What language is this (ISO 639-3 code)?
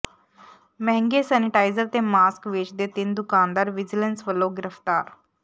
pan